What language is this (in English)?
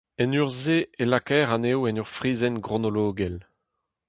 Breton